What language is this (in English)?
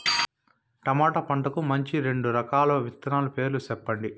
Telugu